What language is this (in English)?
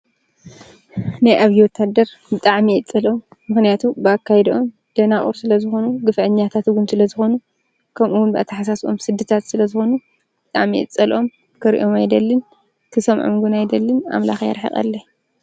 Tigrinya